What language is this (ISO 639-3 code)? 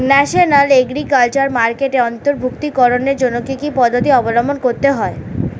ben